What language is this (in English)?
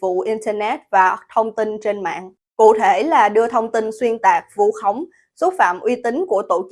Vietnamese